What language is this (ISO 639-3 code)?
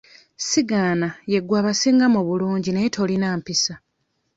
lug